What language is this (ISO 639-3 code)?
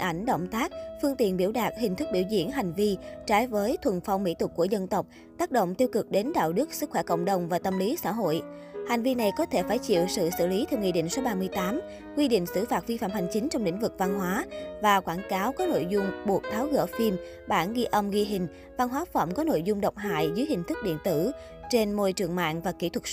vie